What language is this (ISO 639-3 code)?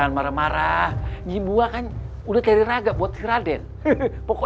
ind